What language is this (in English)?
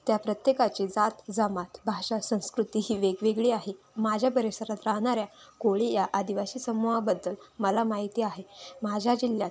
Marathi